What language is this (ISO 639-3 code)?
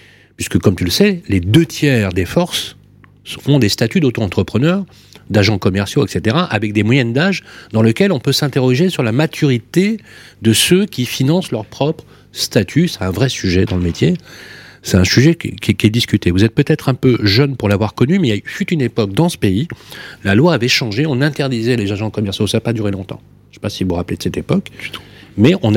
fra